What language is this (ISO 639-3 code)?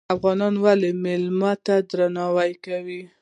pus